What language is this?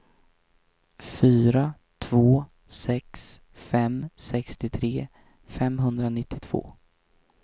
Swedish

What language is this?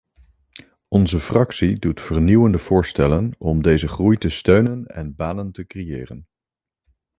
Dutch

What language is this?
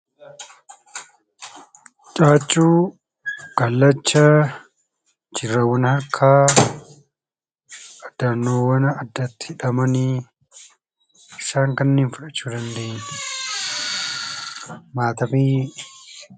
Oromo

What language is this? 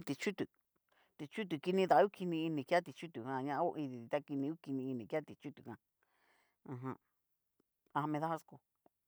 Cacaloxtepec Mixtec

